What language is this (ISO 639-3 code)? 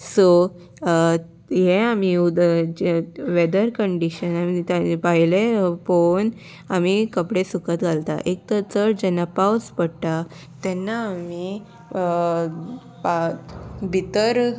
kok